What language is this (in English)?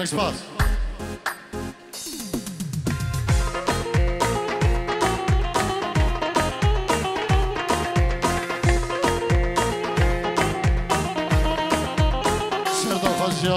Arabic